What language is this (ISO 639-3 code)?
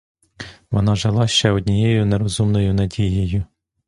ukr